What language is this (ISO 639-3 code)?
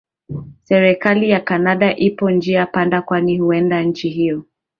swa